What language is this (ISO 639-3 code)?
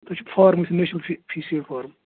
kas